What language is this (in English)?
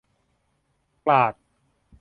Thai